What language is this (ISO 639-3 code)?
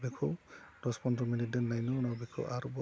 brx